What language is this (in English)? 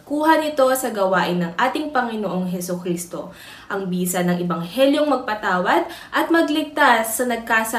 Filipino